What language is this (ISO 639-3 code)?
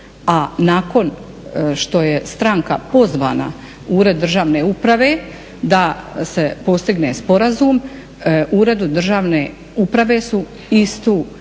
hrv